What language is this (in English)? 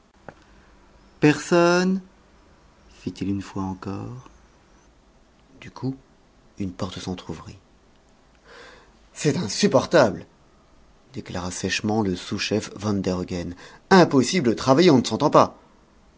French